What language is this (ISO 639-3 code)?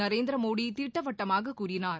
tam